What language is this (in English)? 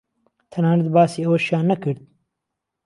Central Kurdish